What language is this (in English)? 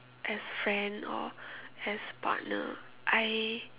English